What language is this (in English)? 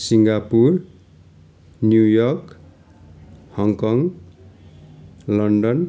Nepali